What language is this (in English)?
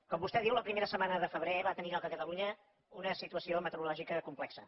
Catalan